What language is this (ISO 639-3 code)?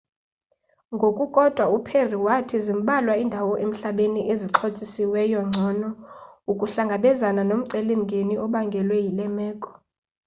xho